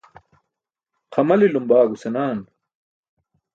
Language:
Burushaski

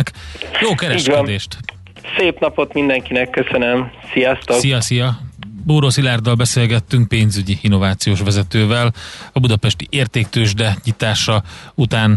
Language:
Hungarian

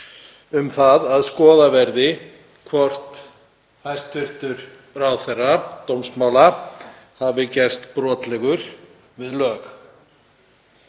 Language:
Icelandic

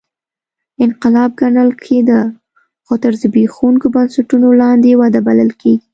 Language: Pashto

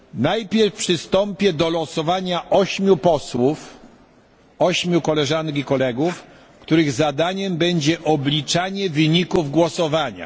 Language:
Polish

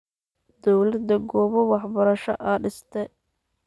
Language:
Somali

